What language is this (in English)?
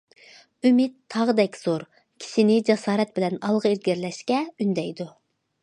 Uyghur